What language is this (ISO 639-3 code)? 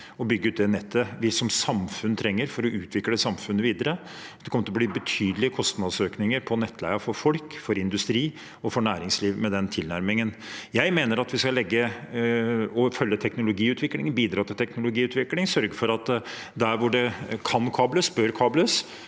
nor